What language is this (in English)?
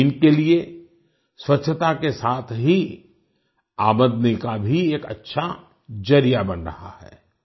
Hindi